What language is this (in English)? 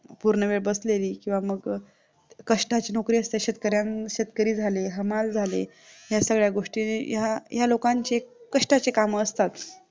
Marathi